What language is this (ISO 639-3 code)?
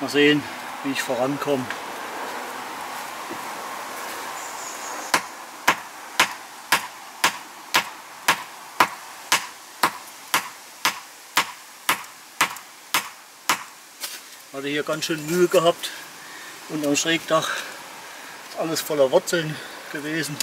deu